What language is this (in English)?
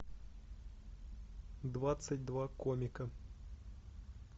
Russian